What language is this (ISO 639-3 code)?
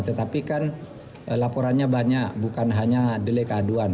ind